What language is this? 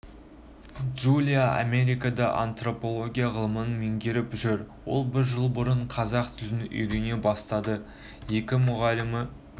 Kazakh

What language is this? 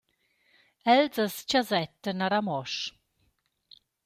Romansh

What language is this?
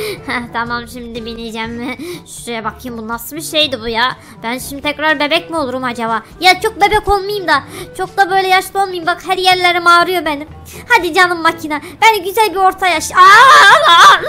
Turkish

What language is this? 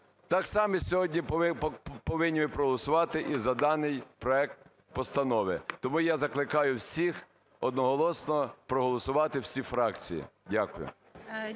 Ukrainian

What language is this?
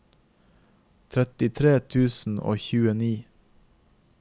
Norwegian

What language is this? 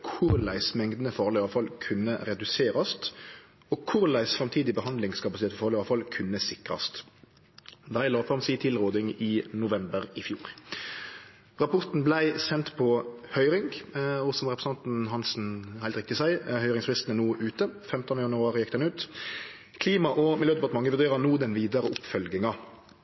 Norwegian Nynorsk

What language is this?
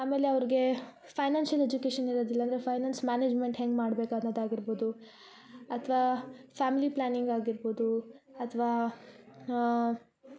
Kannada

